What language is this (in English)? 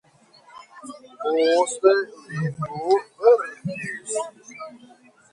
Esperanto